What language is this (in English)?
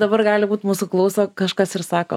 Lithuanian